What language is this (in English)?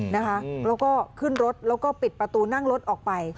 Thai